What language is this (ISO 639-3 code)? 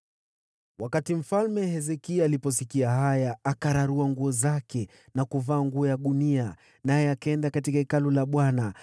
swa